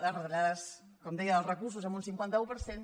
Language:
Catalan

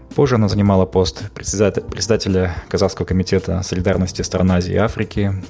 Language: Kazakh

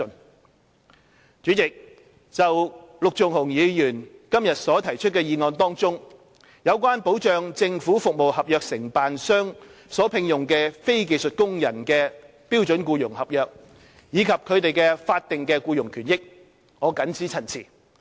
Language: Cantonese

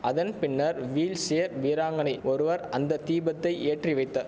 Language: Tamil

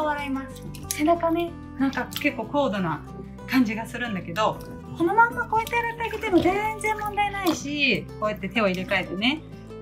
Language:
Japanese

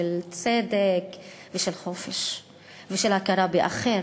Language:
Hebrew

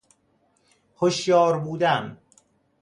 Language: Persian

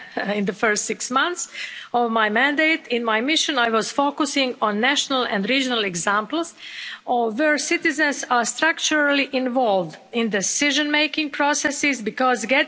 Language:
English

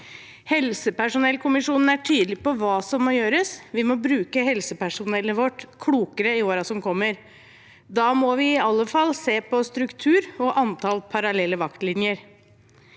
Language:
Norwegian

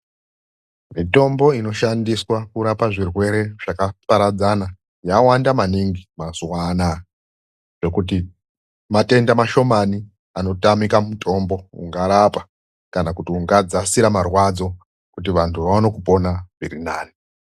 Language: Ndau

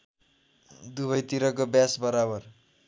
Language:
Nepali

